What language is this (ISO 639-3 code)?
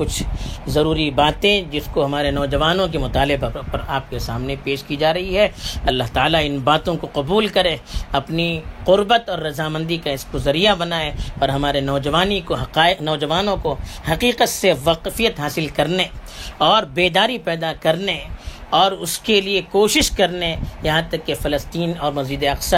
urd